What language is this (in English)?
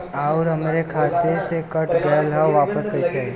Bhojpuri